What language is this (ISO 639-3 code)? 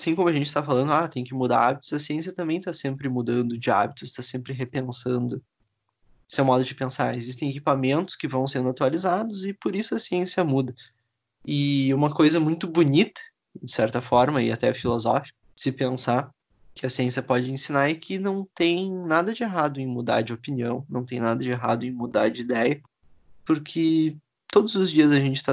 por